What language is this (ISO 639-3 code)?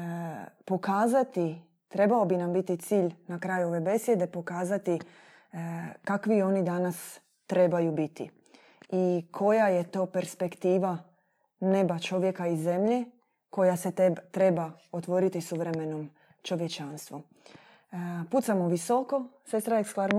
hrv